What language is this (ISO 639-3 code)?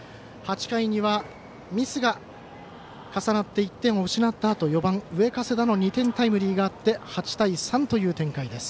jpn